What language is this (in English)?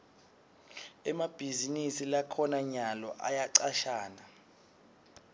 Swati